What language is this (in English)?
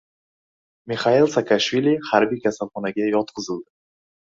Uzbek